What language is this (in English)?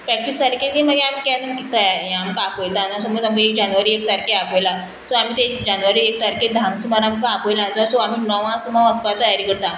Konkani